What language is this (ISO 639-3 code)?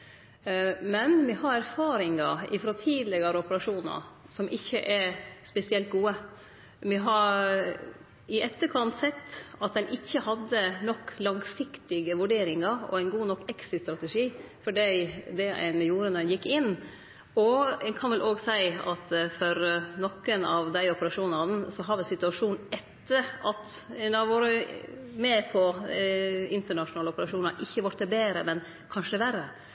nno